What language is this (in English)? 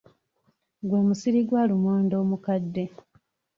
Ganda